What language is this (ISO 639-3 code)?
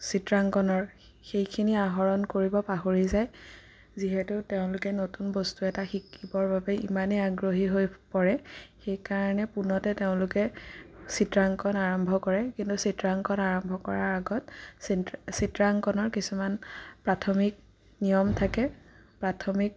asm